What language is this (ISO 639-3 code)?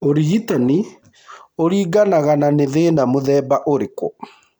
kik